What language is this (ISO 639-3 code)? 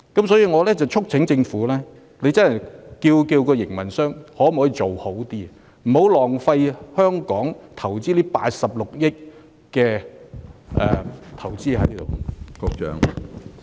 yue